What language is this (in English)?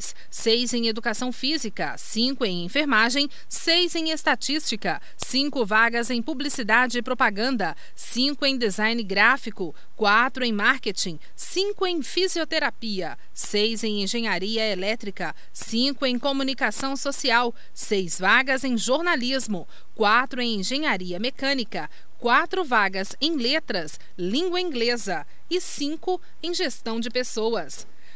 Portuguese